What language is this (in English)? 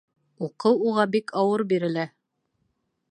Bashkir